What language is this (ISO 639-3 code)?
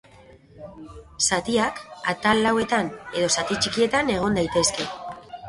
eus